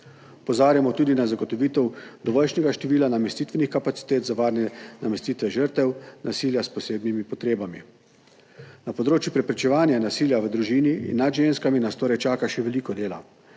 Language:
Slovenian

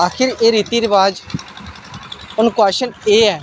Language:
Dogri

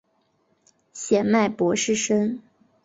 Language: Chinese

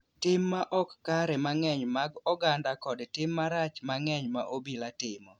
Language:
Luo (Kenya and Tanzania)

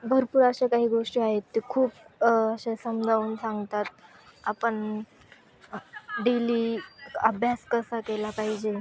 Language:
Marathi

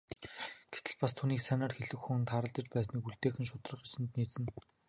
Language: Mongolian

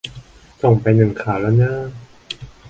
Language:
Thai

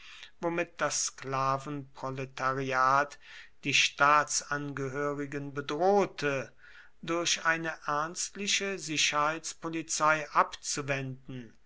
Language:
German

